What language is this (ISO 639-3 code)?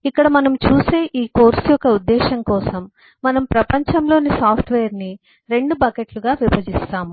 tel